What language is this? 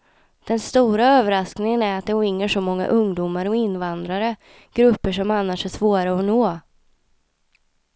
Swedish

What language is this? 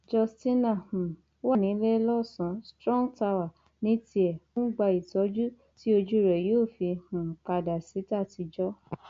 Yoruba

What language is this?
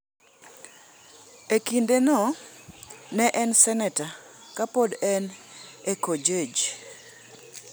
Luo (Kenya and Tanzania)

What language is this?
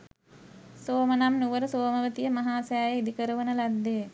Sinhala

